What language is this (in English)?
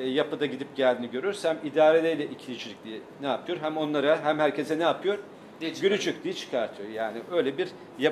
Turkish